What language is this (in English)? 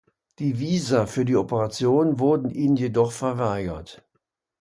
German